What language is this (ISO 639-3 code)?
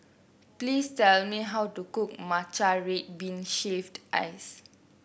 eng